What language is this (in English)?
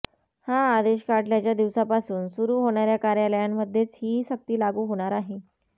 Marathi